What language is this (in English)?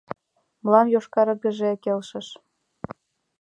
Mari